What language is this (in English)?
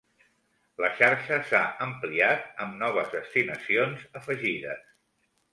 Catalan